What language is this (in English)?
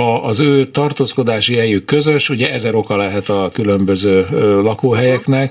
Hungarian